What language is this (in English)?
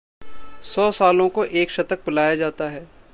Hindi